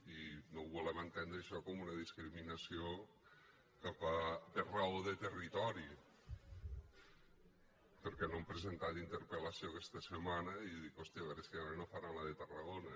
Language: Catalan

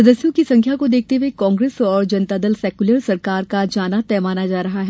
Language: Hindi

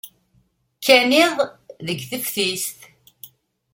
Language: Kabyle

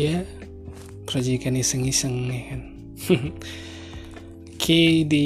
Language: Indonesian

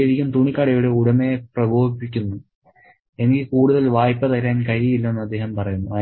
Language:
Malayalam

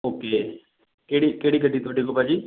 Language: Punjabi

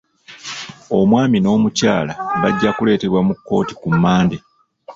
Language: Ganda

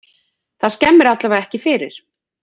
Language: Icelandic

